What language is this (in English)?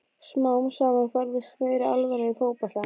Icelandic